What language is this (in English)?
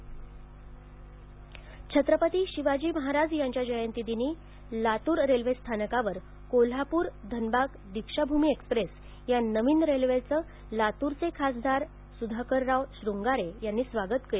Marathi